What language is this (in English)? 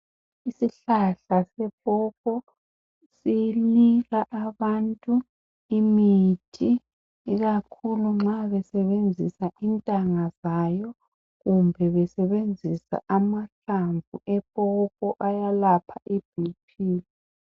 North Ndebele